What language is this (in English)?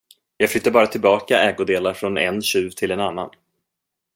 Swedish